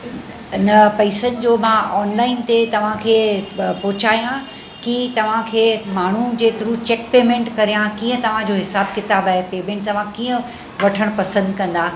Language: Sindhi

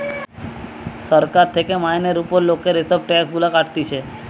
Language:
Bangla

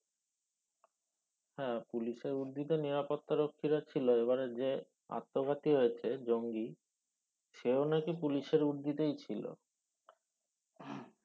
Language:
Bangla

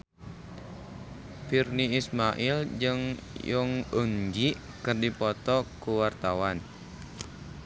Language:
Sundanese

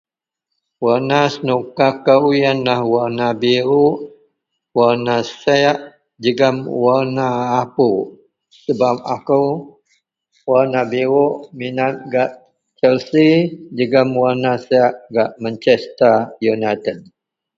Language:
Central Melanau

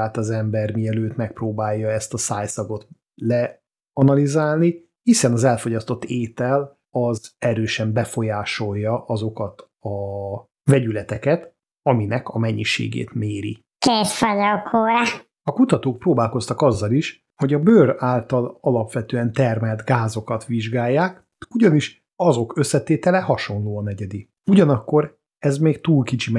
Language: Hungarian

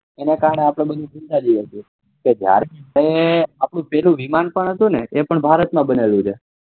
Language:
Gujarati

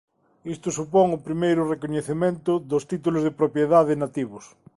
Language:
Galician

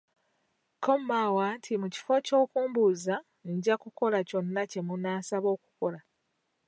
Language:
Ganda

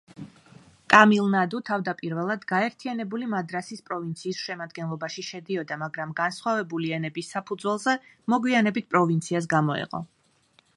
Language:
Georgian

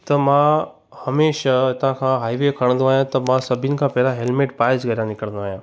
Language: Sindhi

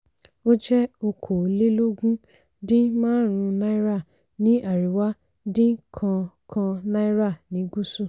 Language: Yoruba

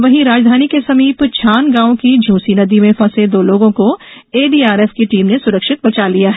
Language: Hindi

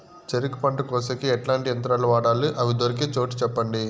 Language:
Telugu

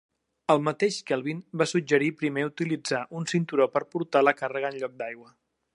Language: Catalan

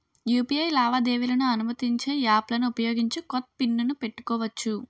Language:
Telugu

